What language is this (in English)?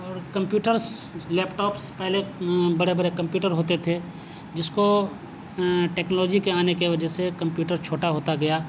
Urdu